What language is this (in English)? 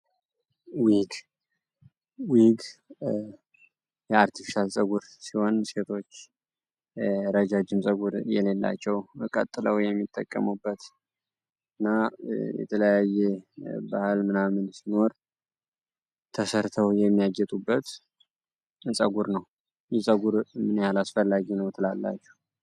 Amharic